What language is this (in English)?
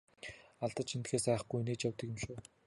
Mongolian